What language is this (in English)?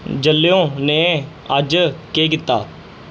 Dogri